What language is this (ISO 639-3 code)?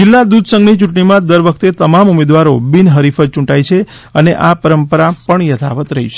guj